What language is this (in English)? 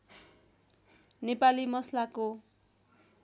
Nepali